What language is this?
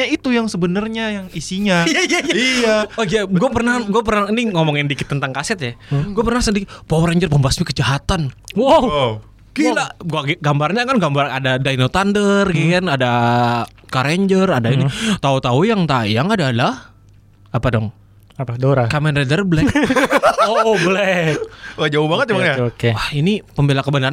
Indonesian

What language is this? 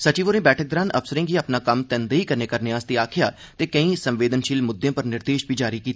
Dogri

